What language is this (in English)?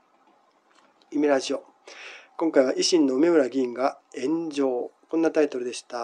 Japanese